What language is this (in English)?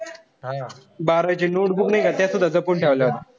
Marathi